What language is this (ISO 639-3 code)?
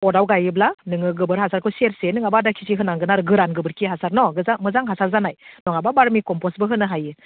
brx